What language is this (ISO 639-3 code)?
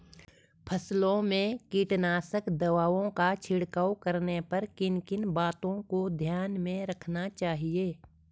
hin